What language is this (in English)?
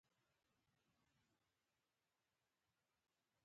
Pashto